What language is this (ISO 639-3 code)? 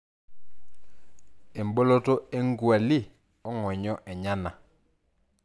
mas